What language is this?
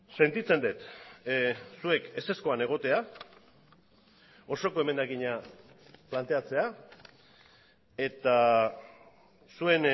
Basque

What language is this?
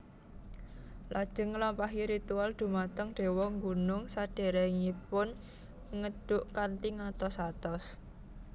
Javanese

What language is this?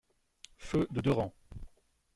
French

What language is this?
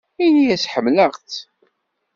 Kabyle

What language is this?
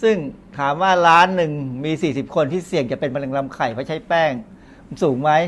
Thai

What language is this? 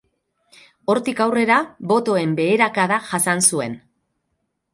Basque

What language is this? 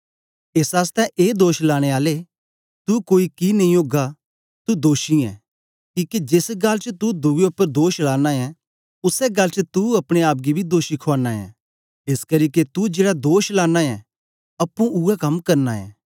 Dogri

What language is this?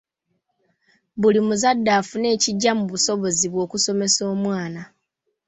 Ganda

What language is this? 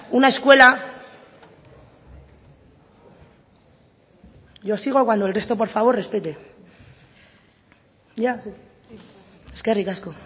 Spanish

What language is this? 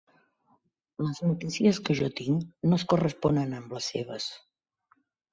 Catalan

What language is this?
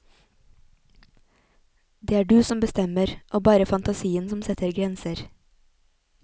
Norwegian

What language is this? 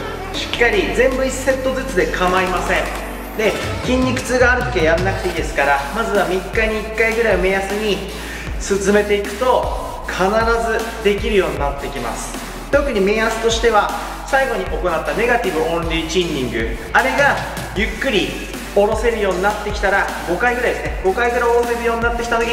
Japanese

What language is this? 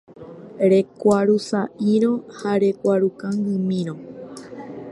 Guarani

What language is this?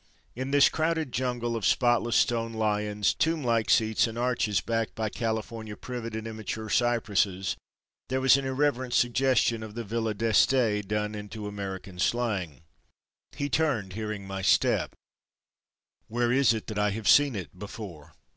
English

